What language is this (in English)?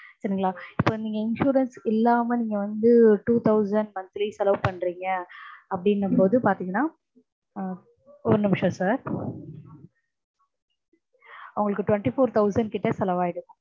Tamil